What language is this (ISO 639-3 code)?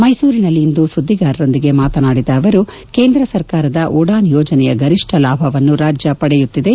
kan